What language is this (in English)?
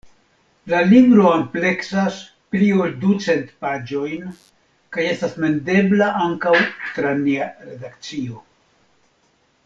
Esperanto